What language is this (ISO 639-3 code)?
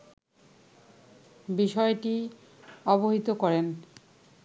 ben